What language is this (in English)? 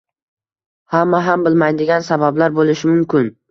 Uzbek